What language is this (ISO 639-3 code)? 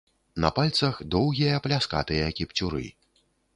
bel